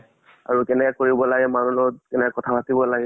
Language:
Assamese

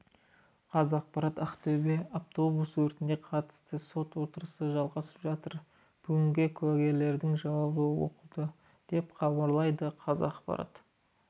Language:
Kazakh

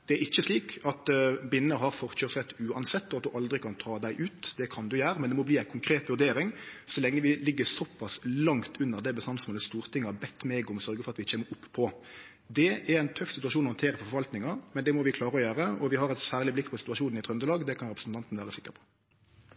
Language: Norwegian Nynorsk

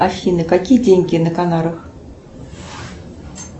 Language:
Russian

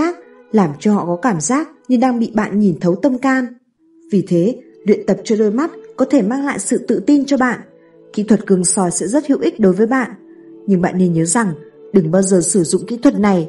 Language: Vietnamese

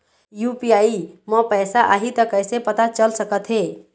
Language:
Chhattisgarhi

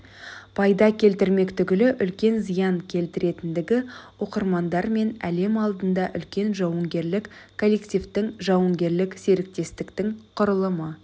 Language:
Kazakh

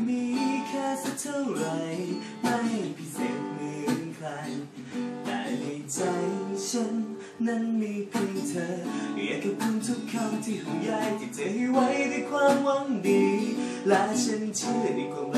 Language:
Thai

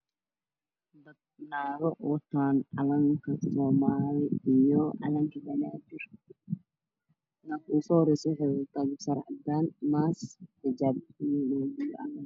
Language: Somali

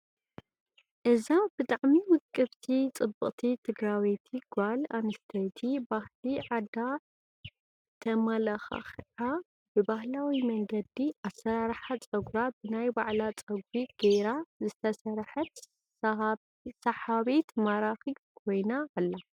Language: Tigrinya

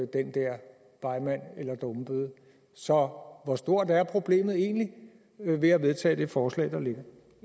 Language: Danish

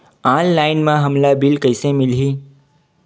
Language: Chhattisgarhi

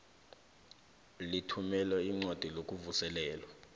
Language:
South Ndebele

